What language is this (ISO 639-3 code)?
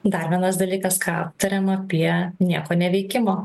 lit